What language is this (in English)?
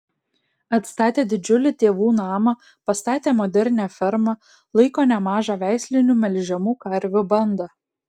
Lithuanian